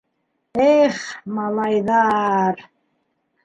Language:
Bashkir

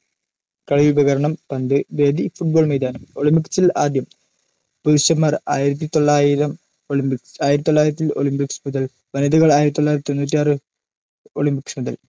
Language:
Malayalam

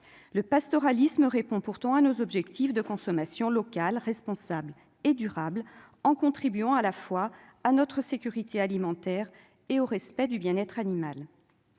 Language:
French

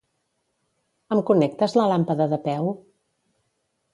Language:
Catalan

